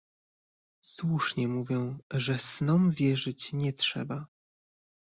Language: Polish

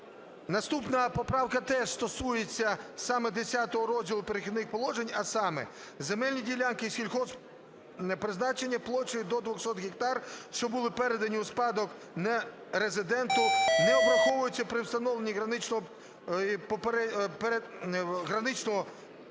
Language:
Ukrainian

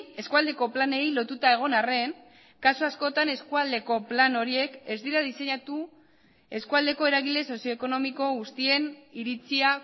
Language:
Basque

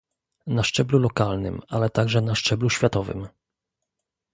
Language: Polish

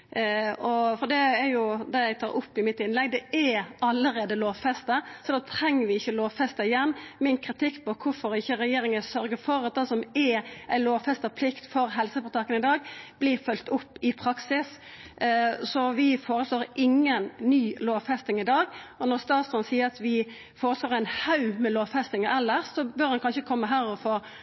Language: Norwegian Nynorsk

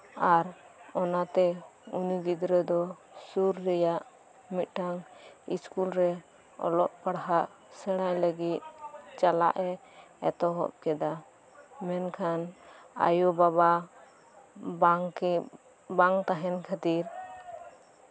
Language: Santali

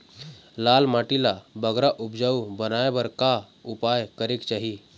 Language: Chhattisgarhi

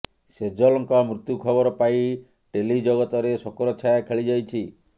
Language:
Odia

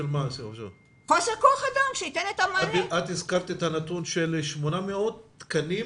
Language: Hebrew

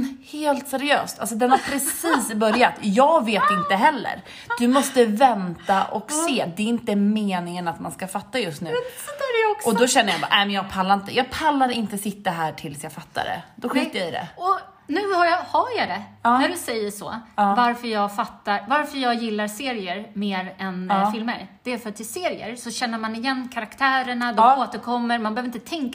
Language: Swedish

